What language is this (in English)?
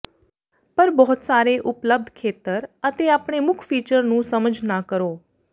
Punjabi